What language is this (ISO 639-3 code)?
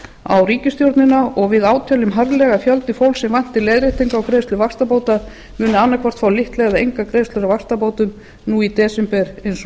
isl